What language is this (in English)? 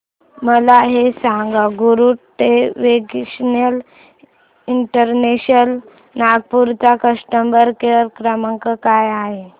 Marathi